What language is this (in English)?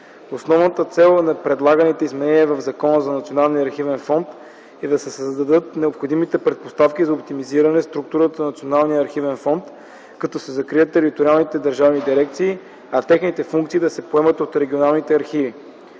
Bulgarian